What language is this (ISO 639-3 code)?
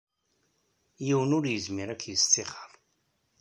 kab